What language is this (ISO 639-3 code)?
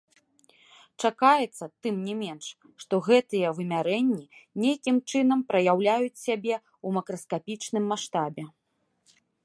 bel